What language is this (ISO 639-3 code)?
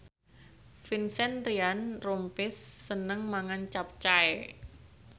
jav